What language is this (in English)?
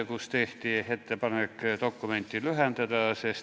Estonian